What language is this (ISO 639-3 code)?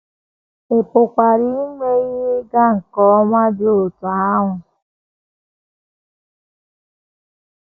ibo